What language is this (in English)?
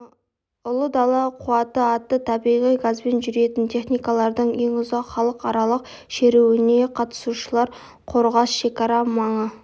Kazakh